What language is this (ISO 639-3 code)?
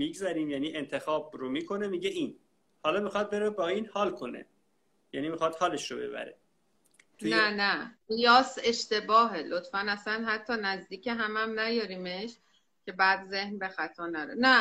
fas